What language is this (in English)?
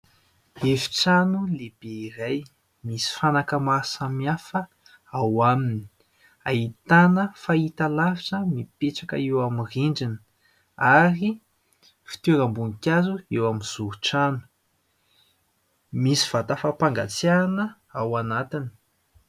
Malagasy